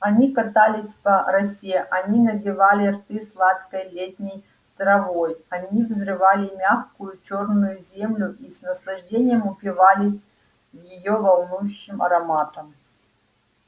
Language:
Russian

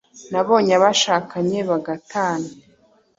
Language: Kinyarwanda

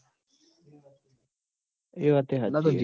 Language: Gujarati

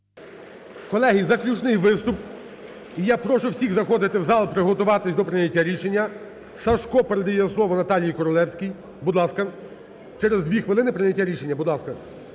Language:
Ukrainian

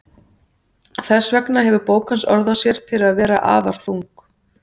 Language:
Icelandic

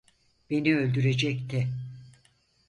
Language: Turkish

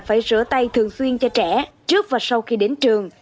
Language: Vietnamese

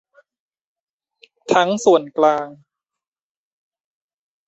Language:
Thai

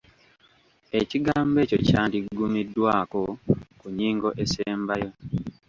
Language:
Ganda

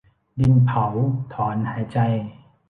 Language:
Thai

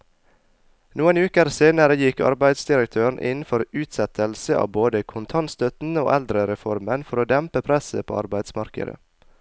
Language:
Norwegian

